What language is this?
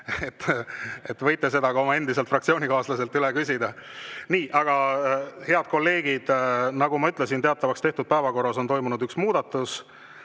Estonian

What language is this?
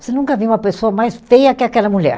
Portuguese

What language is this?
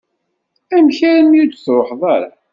Kabyle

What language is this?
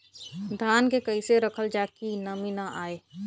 Bhojpuri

